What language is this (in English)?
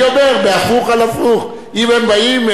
Hebrew